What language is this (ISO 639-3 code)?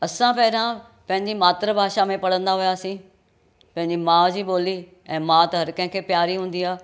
snd